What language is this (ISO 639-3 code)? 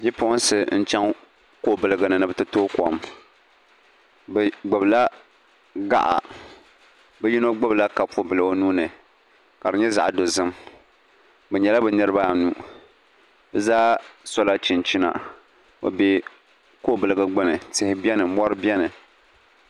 dag